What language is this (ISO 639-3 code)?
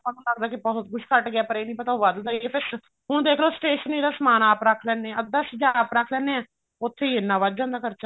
pan